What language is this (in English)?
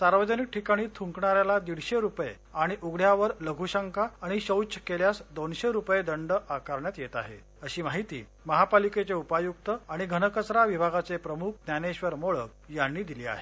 Marathi